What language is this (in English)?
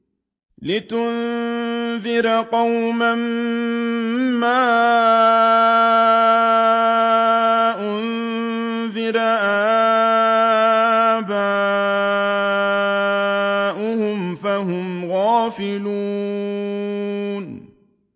Arabic